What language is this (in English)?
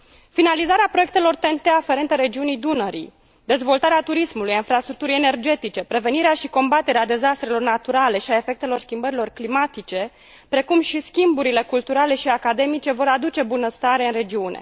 Romanian